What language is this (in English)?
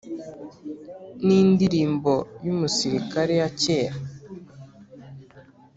Kinyarwanda